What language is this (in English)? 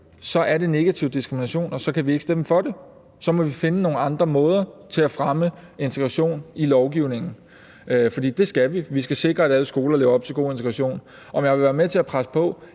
Danish